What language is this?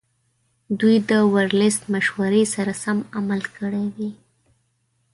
Pashto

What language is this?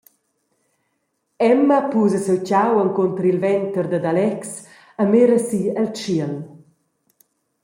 Romansh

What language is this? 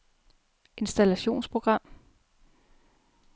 Danish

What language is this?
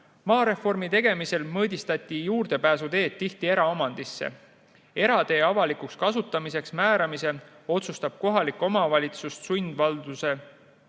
Estonian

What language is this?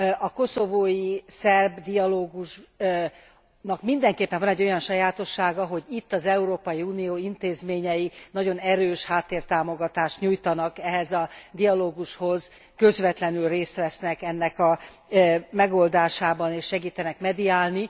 Hungarian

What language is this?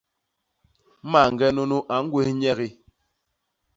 Basaa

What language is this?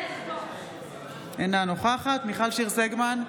Hebrew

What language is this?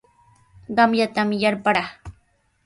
Sihuas Ancash Quechua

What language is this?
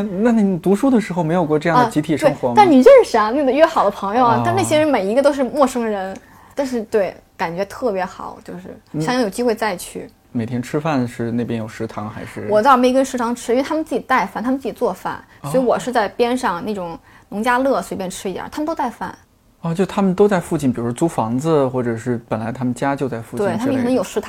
Chinese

